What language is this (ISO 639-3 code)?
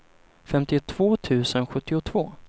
swe